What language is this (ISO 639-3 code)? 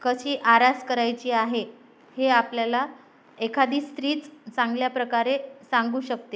mar